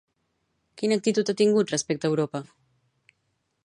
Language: Catalan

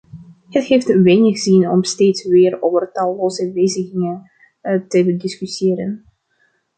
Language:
Dutch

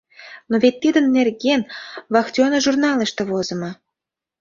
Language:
Mari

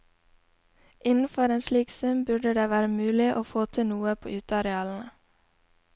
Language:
Norwegian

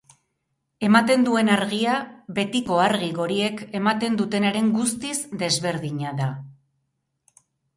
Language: Basque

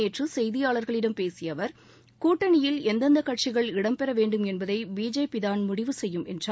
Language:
Tamil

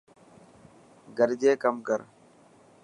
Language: Dhatki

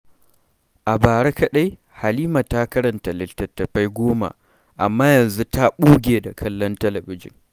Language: Hausa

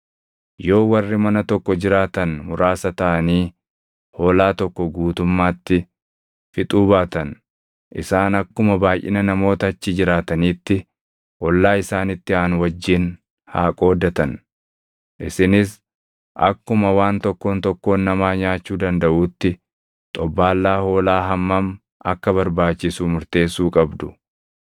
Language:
Oromo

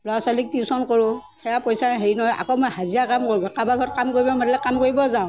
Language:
Assamese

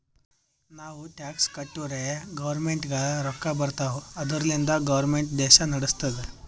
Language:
Kannada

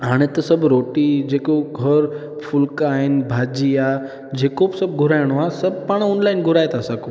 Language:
Sindhi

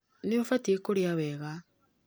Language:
Kikuyu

